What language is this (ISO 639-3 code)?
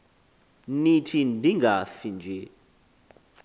xho